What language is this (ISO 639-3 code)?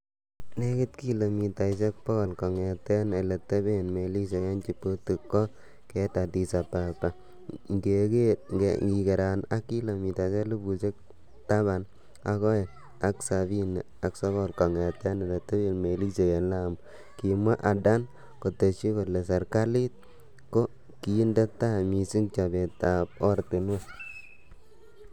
kln